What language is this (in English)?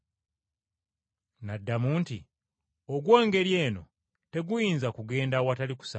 Ganda